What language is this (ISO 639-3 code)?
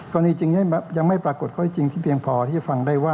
tha